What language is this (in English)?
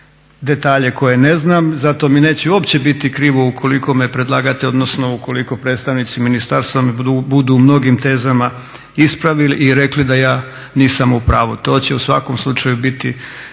Croatian